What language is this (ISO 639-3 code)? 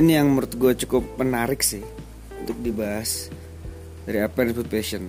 ind